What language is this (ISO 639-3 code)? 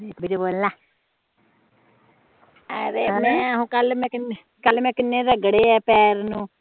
pan